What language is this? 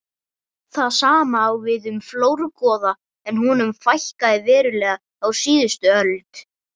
Icelandic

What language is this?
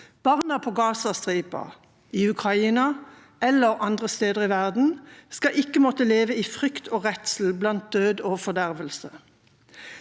Norwegian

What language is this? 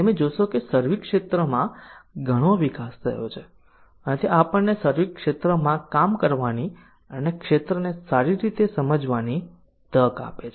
Gujarati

